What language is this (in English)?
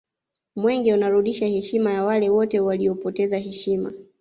Swahili